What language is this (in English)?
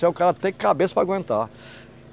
Portuguese